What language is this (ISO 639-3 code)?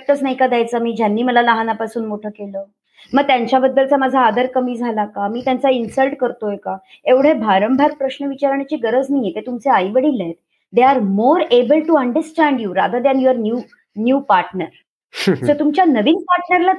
mar